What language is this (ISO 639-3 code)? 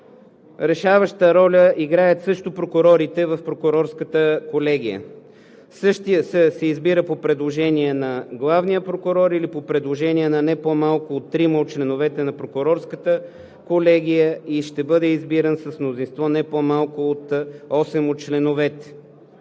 bul